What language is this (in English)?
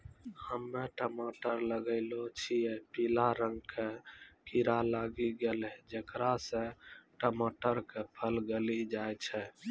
Maithili